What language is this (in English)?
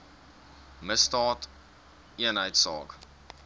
Afrikaans